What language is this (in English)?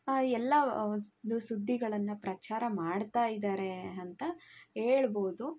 Kannada